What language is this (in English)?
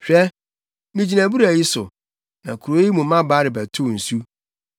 Akan